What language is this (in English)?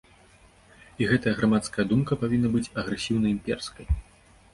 Belarusian